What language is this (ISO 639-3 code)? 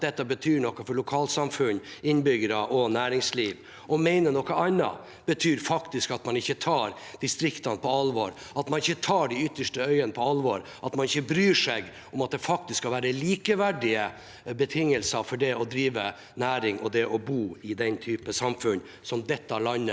nor